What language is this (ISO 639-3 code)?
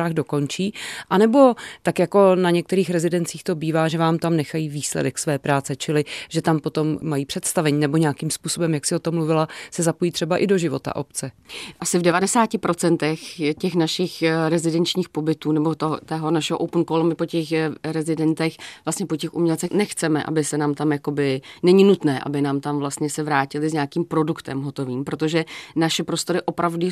ces